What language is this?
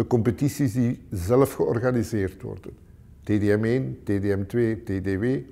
Dutch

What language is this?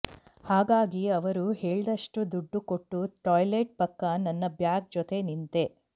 Kannada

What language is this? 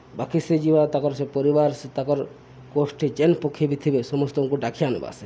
Odia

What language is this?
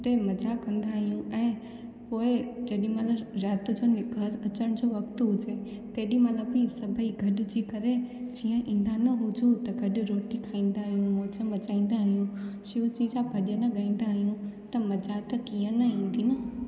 Sindhi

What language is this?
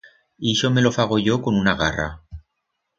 Aragonese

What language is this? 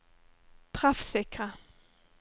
Norwegian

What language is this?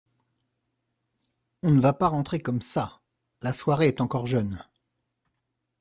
French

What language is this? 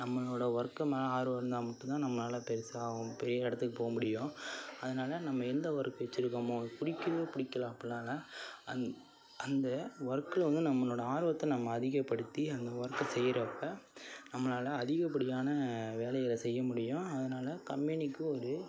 Tamil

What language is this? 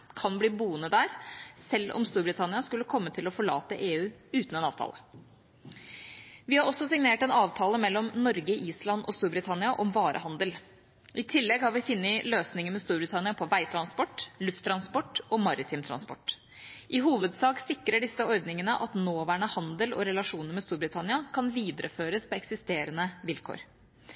Norwegian Bokmål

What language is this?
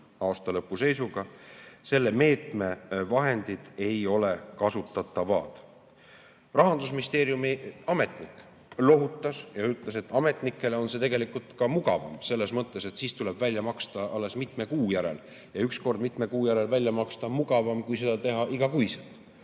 Estonian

